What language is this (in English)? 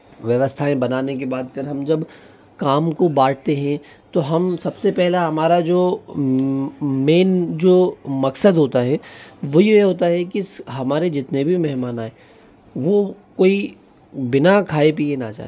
Hindi